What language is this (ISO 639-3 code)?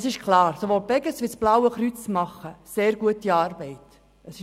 gsw